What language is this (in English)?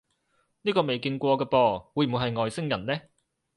Cantonese